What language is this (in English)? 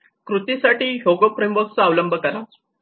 Marathi